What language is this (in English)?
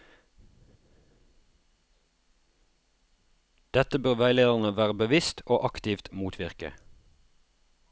Norwegian